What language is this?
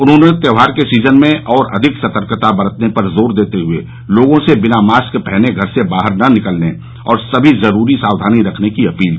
Hindi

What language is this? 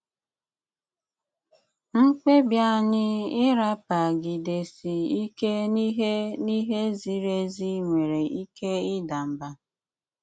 Igbo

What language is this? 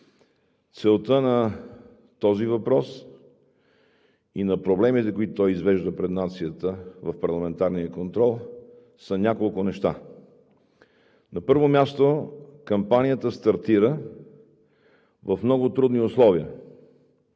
Bulgarian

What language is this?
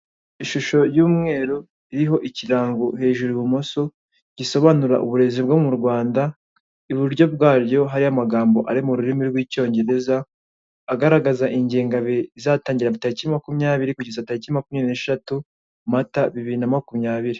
Kinyarwanda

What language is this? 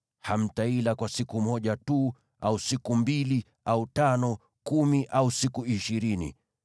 Swahili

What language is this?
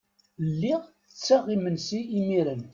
Kabyle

